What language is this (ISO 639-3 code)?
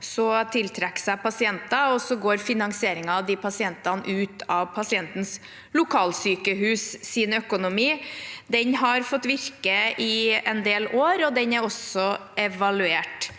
nor